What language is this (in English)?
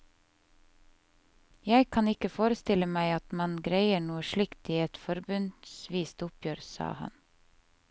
Norwegian